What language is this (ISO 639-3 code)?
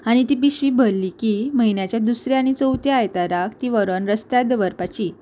kok